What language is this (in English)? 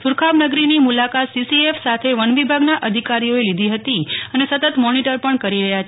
Gujarati